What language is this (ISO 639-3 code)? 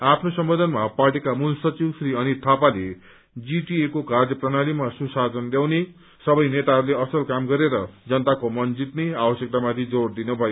nep